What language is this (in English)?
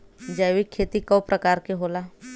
Bhojpuri